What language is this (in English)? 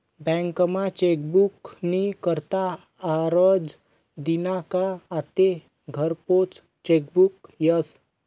Marathi